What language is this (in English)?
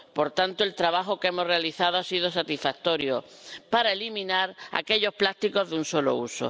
Spanish